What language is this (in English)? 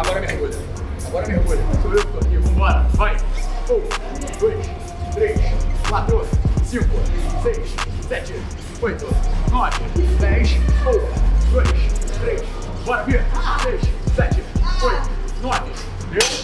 Portuguese